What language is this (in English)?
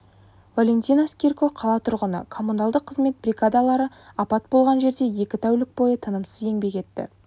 Kazakh